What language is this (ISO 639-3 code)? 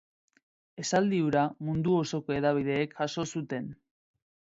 eus